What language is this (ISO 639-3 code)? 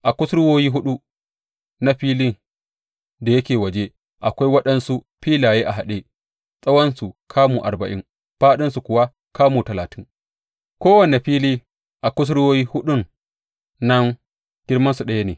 hau